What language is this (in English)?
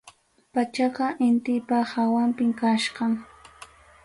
Ayacucho Quechua